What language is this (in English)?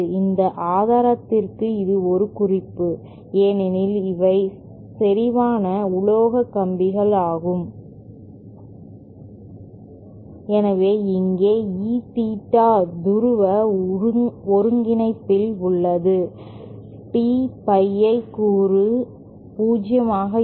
Tamil